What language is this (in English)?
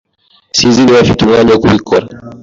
Kinyarwanda